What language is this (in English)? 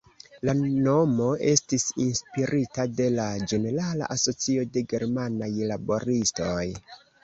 Esperanto